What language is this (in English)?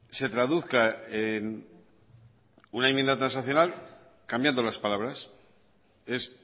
Spanish